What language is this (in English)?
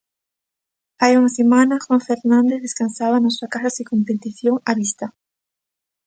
Galician